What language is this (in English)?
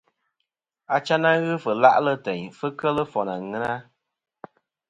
Kom